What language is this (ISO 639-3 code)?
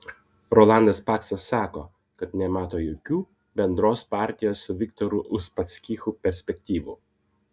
lit